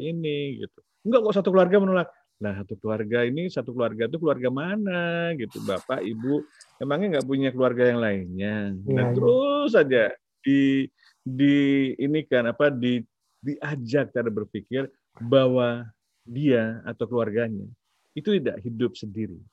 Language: Indonesian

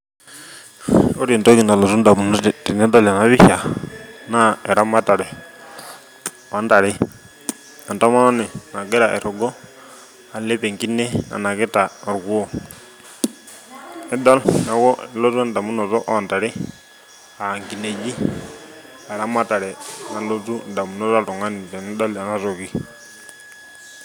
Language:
Masai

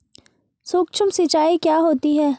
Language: Hindi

